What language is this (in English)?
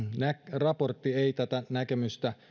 Finnish